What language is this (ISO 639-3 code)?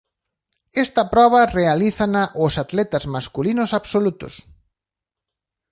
glg